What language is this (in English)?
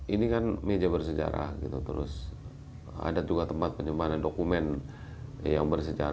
Indonesian